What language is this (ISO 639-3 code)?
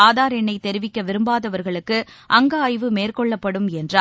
tam